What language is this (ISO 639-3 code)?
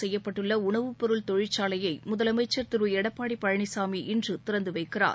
tam